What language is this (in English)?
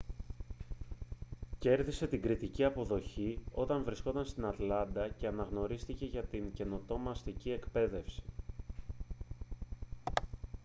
Greek